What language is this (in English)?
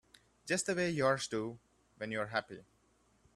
English